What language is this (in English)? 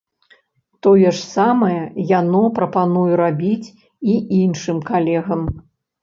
Belarusian